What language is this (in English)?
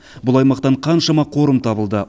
Kazakh